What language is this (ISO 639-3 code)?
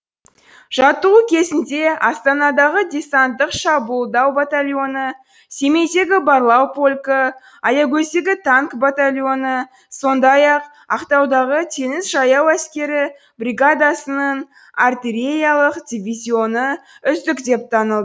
kaz